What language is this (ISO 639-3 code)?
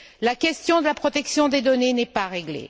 fra